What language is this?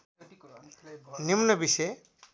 Nepali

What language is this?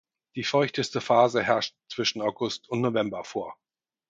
German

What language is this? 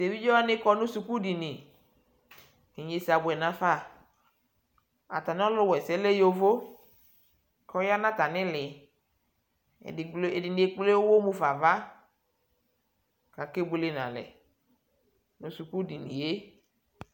Ikposo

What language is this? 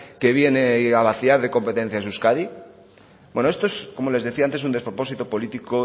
Spanish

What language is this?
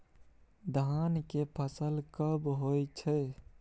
Maithili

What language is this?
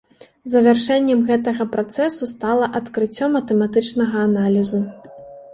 Belarusian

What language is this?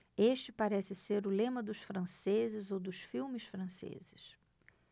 Portuguese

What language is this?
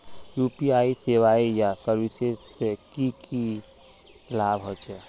Magahi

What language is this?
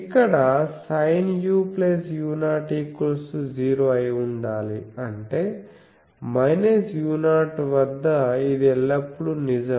Telugu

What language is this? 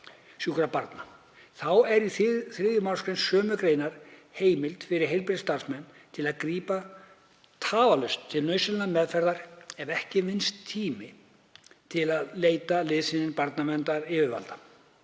Icelandic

